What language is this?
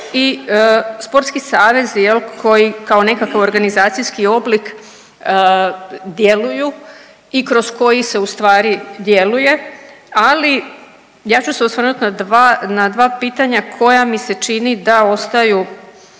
Croatian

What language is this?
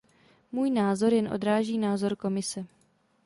Czech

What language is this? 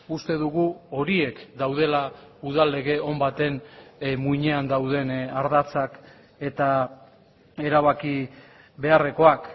Basque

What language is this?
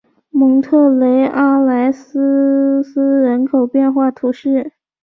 Chinese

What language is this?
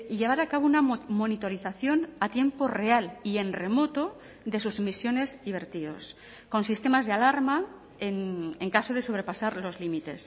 Spanish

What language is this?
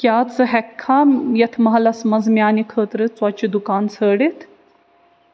Kashmiri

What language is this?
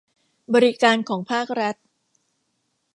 Thai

